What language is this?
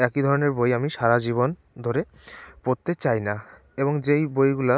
Bangla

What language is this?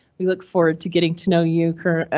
English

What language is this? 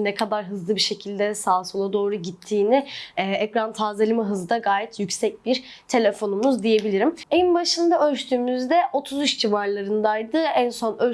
Turkish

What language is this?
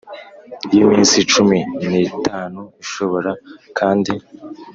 Kinyarwanda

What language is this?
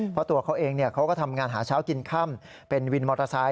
Thai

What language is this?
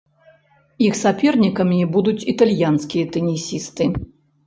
Belarusian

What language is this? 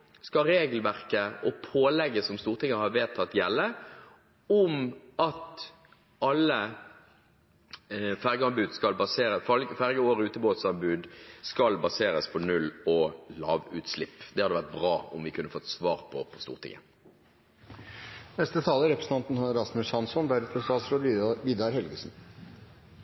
Norwegian Bokmål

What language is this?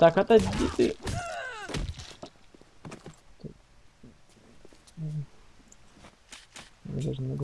Russian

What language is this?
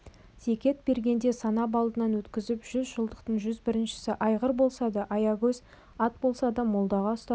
Kazakh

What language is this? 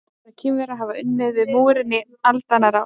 Icelandic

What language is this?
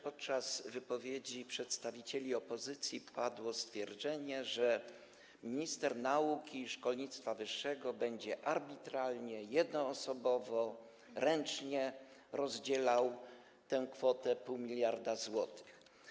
Polish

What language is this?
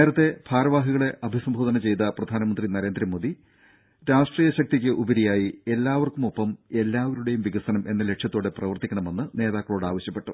Malayalam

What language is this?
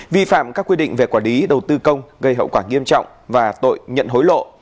Vietnamese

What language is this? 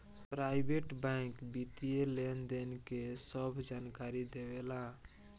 Bhojpuri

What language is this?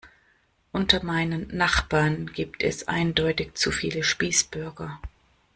German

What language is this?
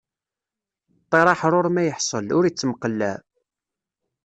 Kabyle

